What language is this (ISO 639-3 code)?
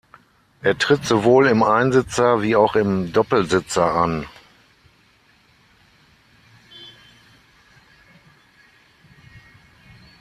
deu